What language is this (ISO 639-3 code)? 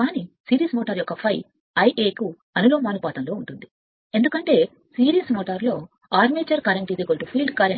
tel